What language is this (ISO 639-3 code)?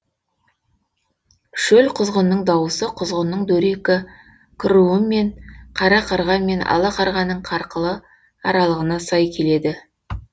kaz